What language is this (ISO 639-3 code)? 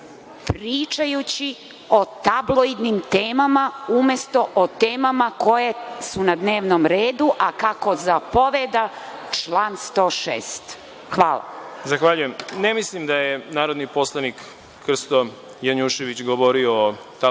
srp